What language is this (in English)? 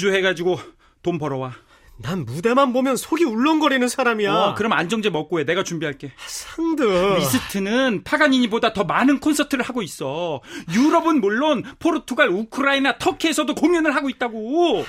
Korean